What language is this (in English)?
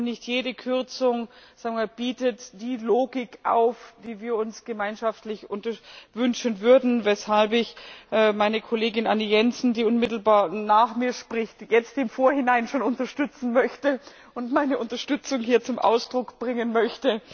German